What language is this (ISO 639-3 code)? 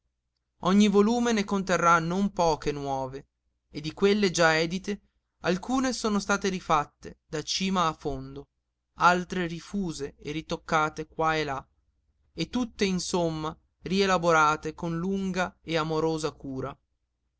ita